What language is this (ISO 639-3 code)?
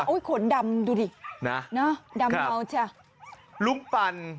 tha